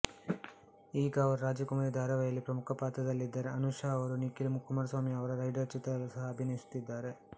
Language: Kannada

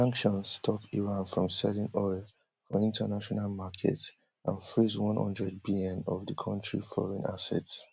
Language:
Nigerian Pidgin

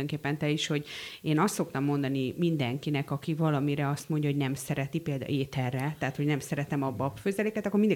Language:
Hungarian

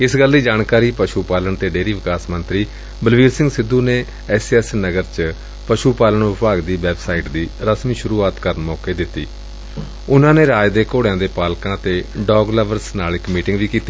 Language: Punjabi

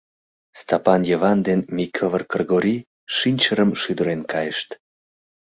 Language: Mari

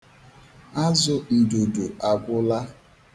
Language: Igbo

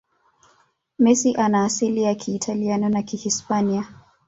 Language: Swahili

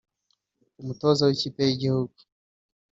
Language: Kinyarwanda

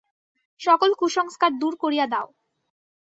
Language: Bangla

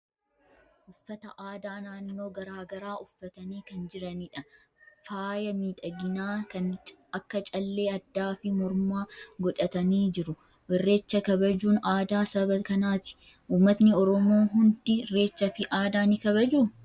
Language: Oromo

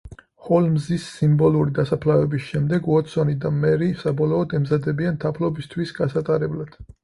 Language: Georgian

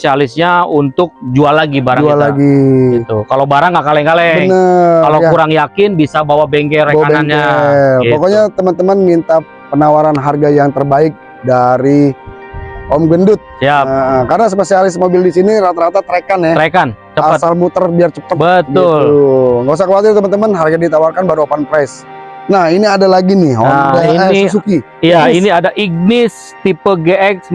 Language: Indonesian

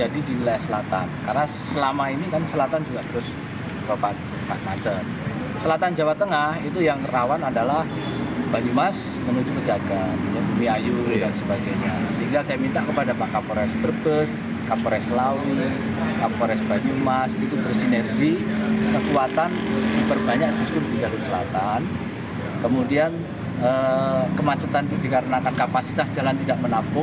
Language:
Indonesian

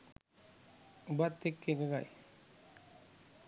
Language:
Sinhala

